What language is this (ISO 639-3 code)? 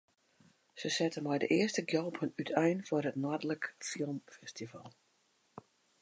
fry